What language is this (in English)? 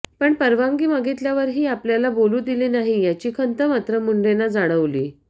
Marathi